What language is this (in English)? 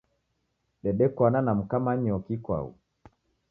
Taita